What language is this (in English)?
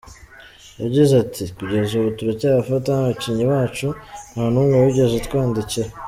Kinyarwanda